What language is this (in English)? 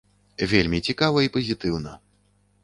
Belarusian